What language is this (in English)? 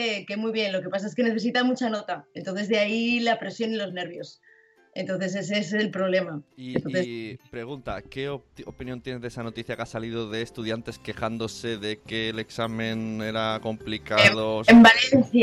Spanish